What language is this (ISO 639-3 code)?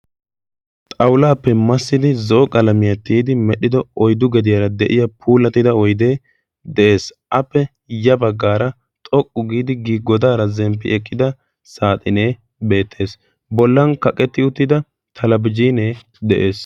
wal